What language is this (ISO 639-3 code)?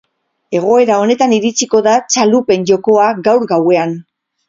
eus